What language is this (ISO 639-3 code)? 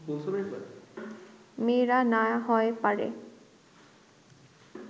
ben